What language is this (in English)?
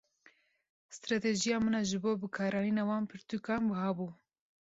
Kurdish